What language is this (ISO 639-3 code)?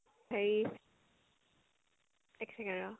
asm